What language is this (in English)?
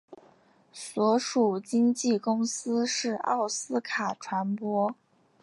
Chinese